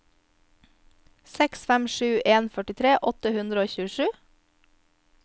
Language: Norwegian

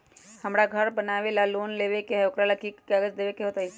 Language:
Magahi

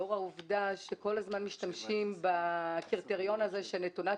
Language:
Hebrew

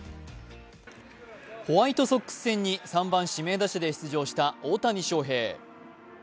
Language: Japanese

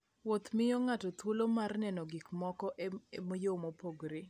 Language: Luo (Kenya and Tanzania)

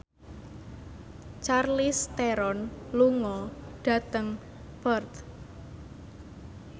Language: Javanese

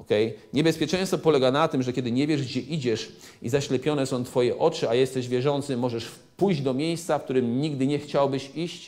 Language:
Polish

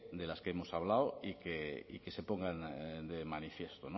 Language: Spanish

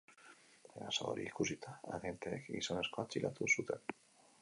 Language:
Basque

